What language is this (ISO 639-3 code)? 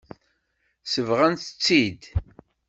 kab